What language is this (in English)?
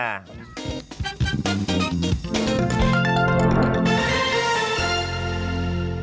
Thai